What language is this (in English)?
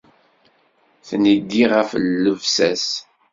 Kabyle